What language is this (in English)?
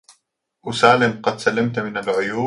Arabic